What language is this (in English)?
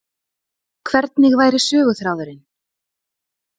Icelandic